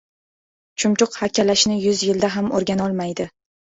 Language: Uzbek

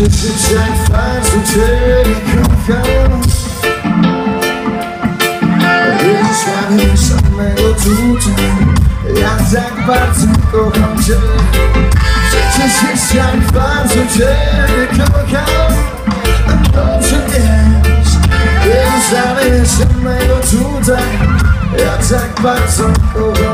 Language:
Polish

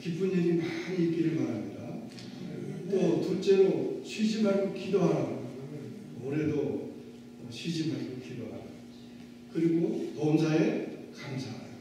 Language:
Korean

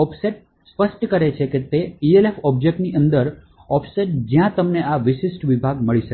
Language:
Gujarati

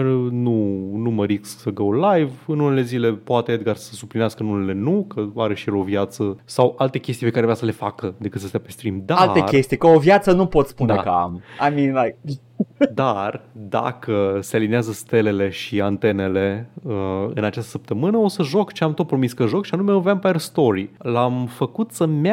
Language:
Romanian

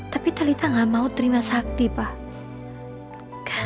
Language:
Indonesian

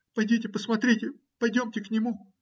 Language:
Russian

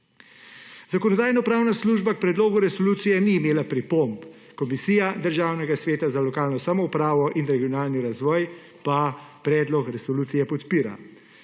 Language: Slovenian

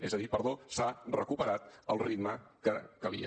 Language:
Catalan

